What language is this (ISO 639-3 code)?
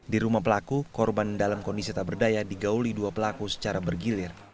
ind